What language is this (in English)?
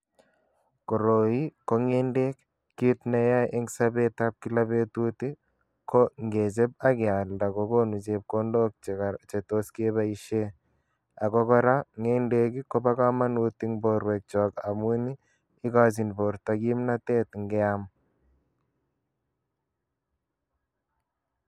Kalenjin